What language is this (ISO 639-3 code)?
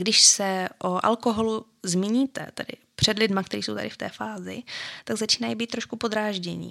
ces